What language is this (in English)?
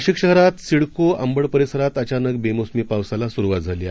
Marathi